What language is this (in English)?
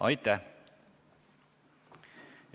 Estonian